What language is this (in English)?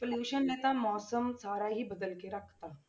Punjabi